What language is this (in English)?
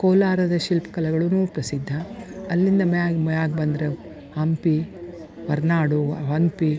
Kannada